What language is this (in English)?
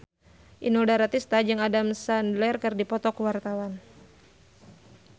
Sundanese